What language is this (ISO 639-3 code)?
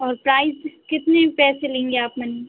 hin